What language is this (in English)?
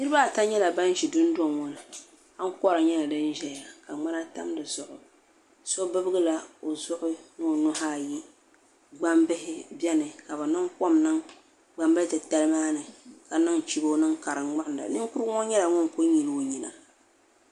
Dagbani